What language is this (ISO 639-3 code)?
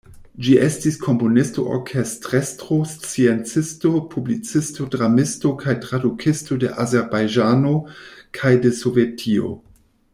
epo